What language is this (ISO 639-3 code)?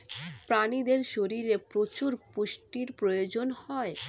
ben